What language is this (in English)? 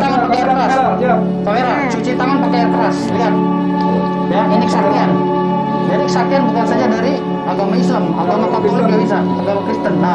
Indonesian